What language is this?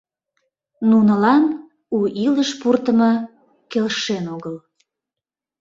Mari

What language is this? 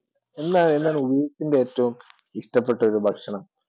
Malayalam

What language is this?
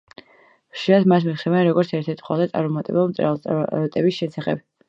Georgian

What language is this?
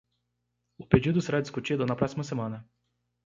Portuguese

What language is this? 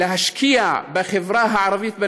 Hebrew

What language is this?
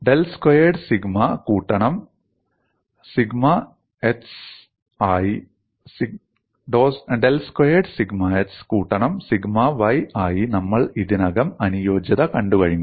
Malayalam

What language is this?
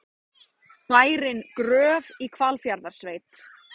Icelandic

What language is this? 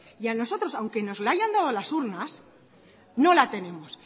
Spanish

